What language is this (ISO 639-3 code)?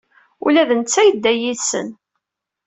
kab